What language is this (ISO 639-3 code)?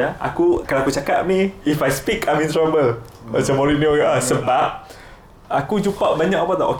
msa